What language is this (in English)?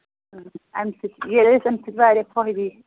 Kashmiri